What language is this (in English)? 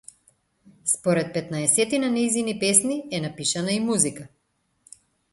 Macedonian